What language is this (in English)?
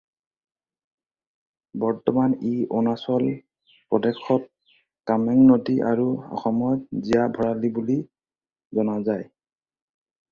Assamese